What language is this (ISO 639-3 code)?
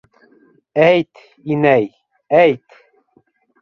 bak